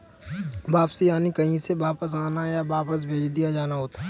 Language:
Hindi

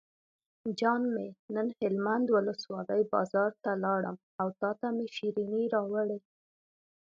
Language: Pashto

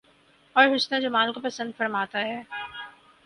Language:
Urdu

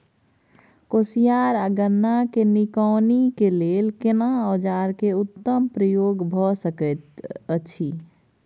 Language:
Maithili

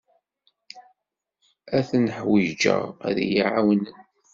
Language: Kabyle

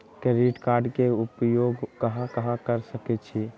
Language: Magahi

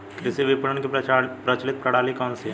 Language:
Hindi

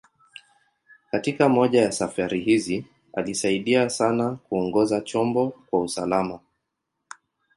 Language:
Swahili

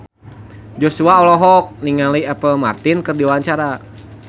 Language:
Sundanese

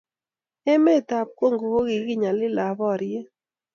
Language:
Kalenjin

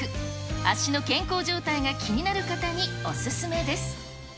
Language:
Japanese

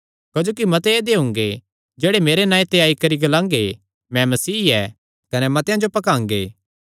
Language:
Kangri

